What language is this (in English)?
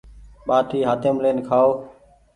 Goaria